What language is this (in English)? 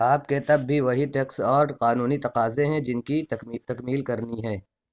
Urdu